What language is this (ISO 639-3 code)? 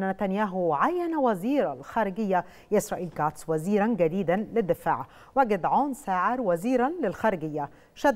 ara